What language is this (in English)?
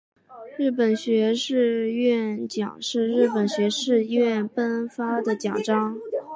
Chinese